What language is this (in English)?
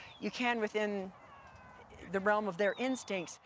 English